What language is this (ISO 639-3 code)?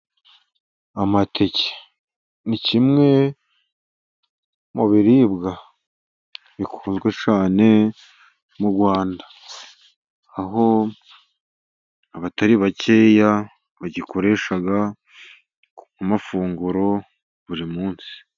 kin